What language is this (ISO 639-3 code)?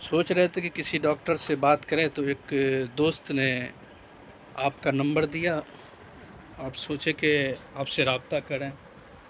urd